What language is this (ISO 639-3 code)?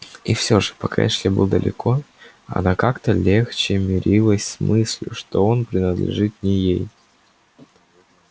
rus